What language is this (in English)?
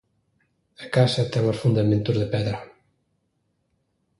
Galician